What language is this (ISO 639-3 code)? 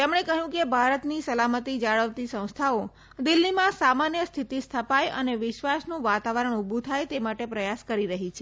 guj